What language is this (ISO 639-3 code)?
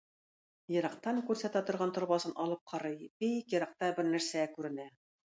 tat